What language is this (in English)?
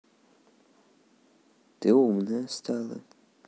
Russian